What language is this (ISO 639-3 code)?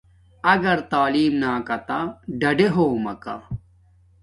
dmk